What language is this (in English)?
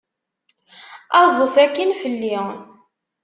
Kabyle